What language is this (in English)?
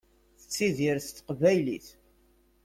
Kabyle